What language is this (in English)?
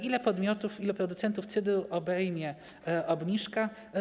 Polish